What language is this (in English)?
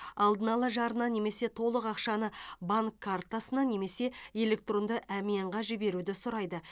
Kazakh